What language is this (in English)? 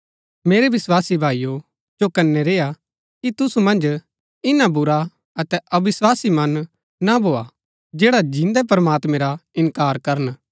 Gaddi